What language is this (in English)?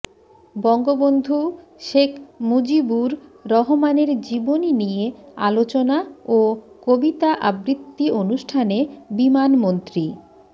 Bangla